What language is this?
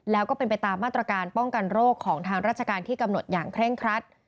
Thai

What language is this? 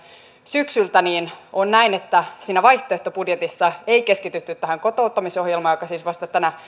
Finnish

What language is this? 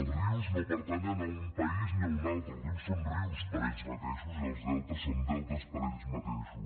Catalan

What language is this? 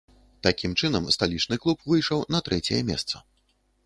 Belarusian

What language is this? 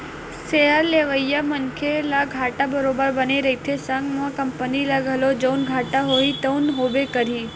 Chhattisgarhi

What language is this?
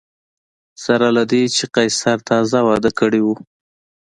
Pashto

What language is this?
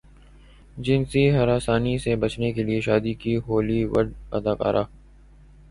Urdu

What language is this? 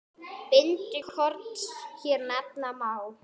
Icelandic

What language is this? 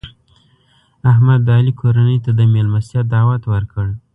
Pashto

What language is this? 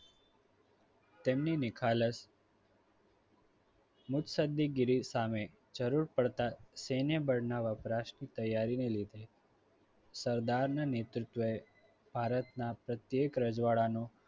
Gujarati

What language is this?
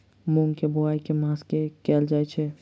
Maithili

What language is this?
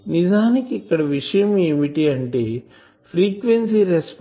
Telugu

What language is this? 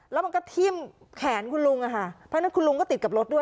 Thai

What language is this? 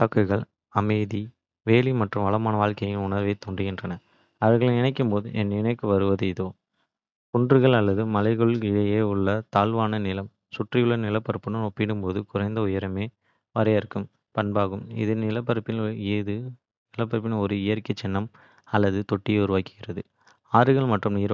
Kota (India)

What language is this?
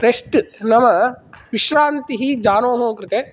Sanskrit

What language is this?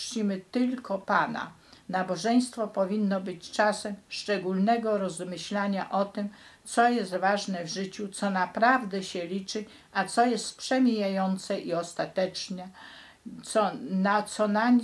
Polish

